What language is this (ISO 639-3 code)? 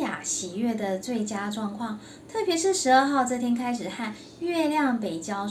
zho